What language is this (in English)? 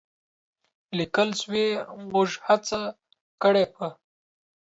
Pashto